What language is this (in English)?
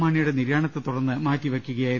Malayalam